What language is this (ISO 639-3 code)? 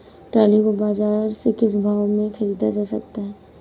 hin